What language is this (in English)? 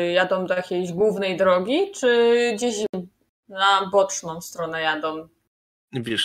Polish